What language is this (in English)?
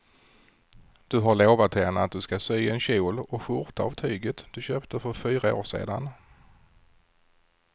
Swedish